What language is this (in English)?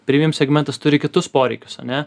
Lithuanian